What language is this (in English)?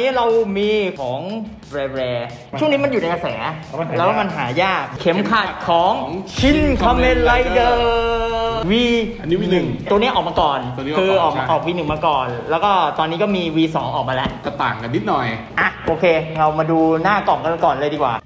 Thai